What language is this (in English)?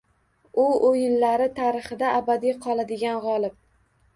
Uzbek